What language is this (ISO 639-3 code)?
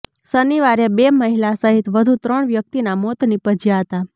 guj